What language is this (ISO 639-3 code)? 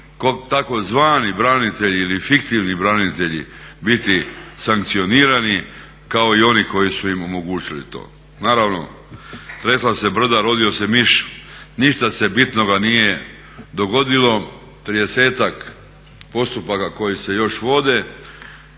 hrv